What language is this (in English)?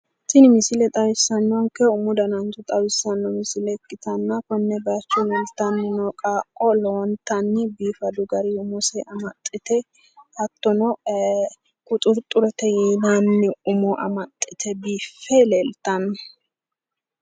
Sidamo